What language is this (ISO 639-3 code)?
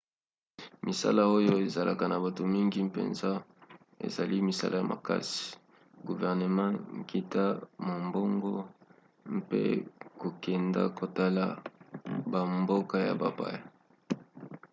lin